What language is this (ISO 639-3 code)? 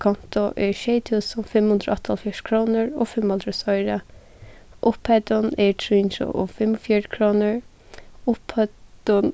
fao